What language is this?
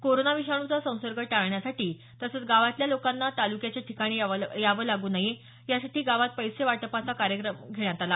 Marathi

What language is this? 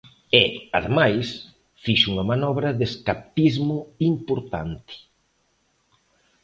Galician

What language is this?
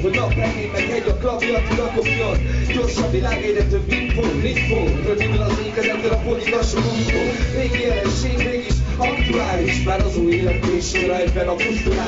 Hungarian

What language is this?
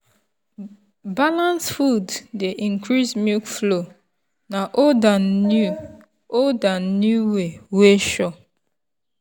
Nigerian Pidgin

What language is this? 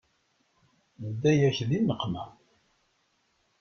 Kabyle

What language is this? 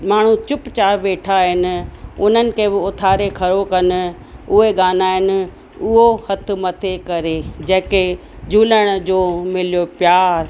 Sindhi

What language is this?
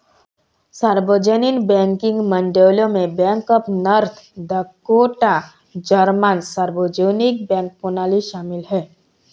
Hindi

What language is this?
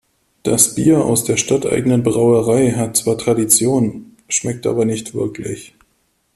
German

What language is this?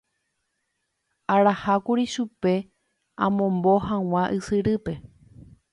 Guarani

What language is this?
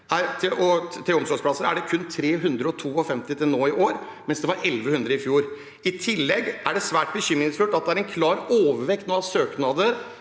Norwegian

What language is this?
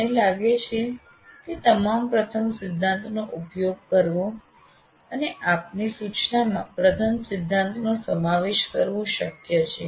Gujarati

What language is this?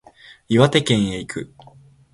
Japanese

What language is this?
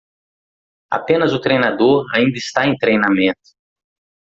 Portuguese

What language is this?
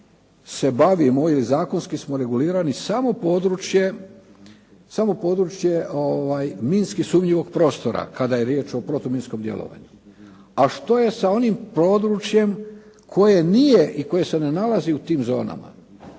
Croatian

